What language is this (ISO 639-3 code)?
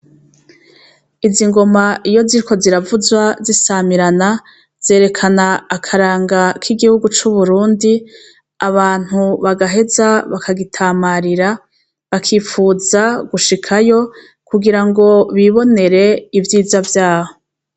run